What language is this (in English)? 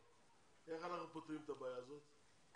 Hebrew